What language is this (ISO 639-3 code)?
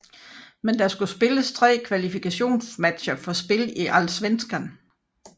dan